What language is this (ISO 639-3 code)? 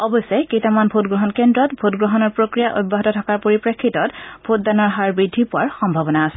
asm